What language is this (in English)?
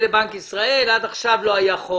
Hebrew